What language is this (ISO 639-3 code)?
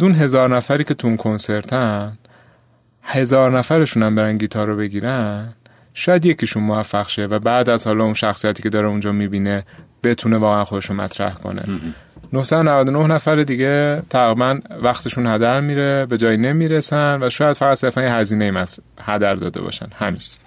fas